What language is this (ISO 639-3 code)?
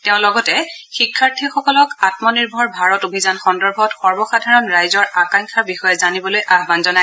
asm